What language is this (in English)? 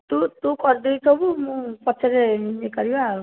Odia